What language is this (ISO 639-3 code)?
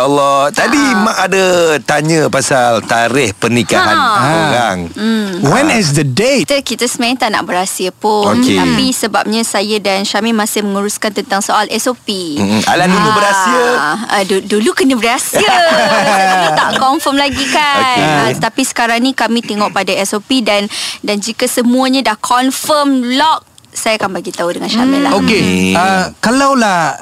msa